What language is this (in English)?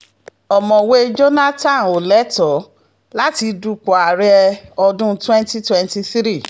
Yoruba